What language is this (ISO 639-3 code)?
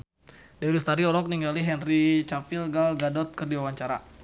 sun